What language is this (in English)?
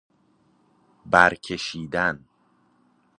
Persian